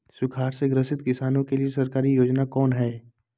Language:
Magahi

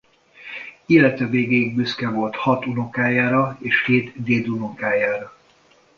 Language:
Hungarian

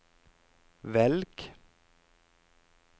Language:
Norwegian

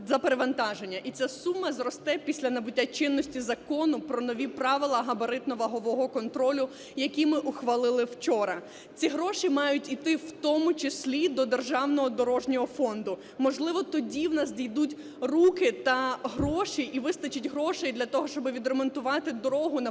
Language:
Ukrainian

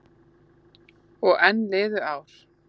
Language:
Icelandic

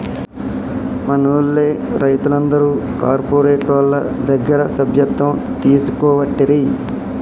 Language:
Telugu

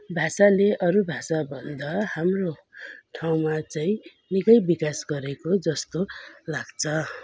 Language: Nepali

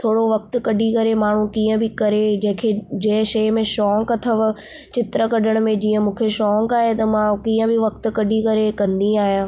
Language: Sindhi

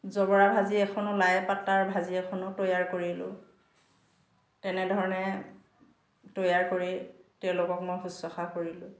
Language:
Assamese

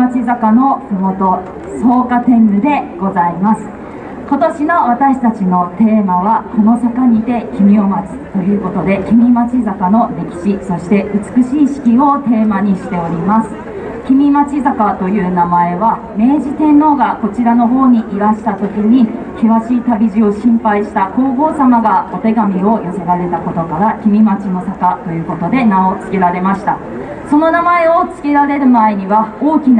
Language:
Japanese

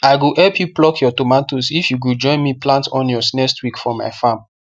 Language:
Nigerian Pidgin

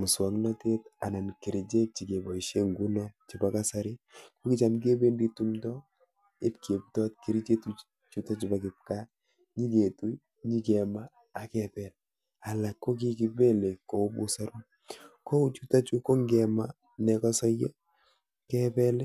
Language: Kalenjin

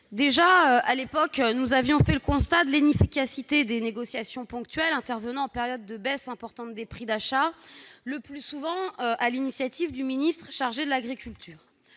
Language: French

